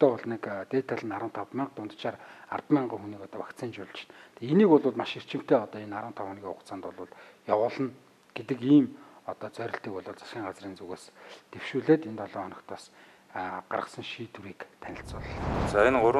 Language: Dutch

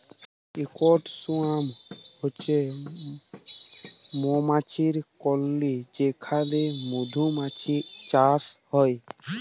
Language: Bangla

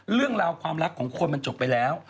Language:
Thai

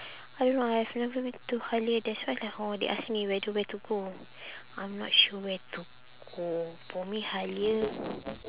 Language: English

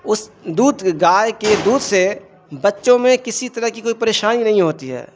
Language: Urdu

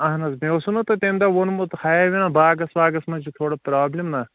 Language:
Kashmiri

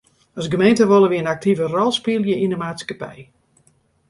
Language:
Western Frisian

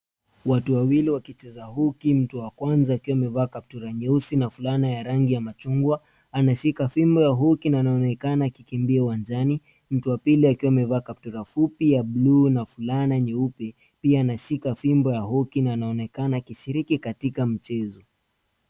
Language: Swahili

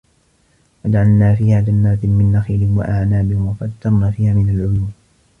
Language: Arabic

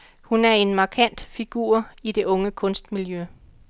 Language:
Danish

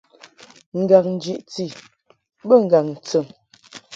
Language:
Mungaka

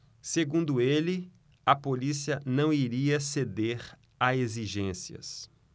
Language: Portuguese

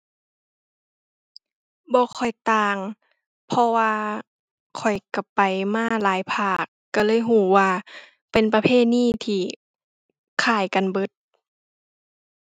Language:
Thai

